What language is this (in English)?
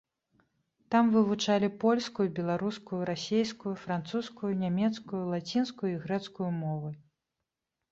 Belarusian